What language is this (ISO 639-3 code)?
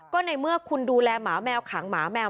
tha